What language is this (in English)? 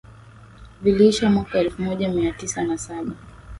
Swahili